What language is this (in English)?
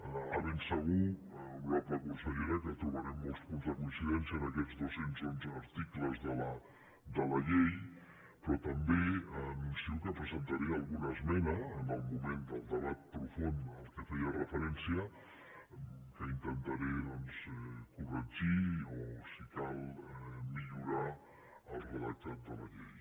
Catalan